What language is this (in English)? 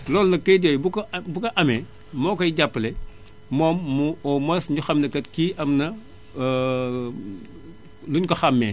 Wolof